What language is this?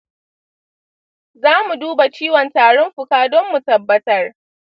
Hausa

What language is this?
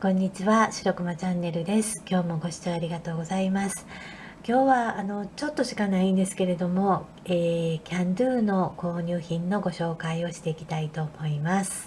Japanese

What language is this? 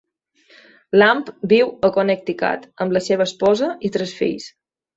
Catalan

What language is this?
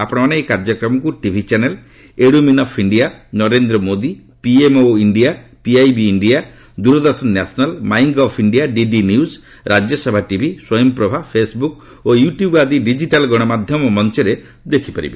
Odia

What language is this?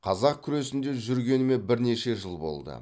Kazakh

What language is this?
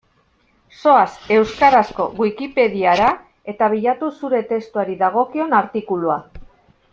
Basque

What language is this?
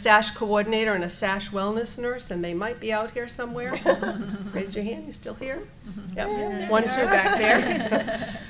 English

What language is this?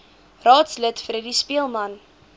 Afrikaans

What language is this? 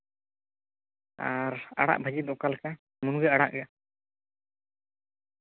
Santali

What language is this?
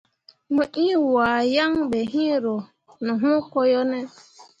Mundang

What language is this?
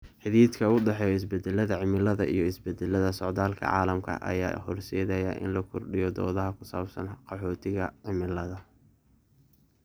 Somali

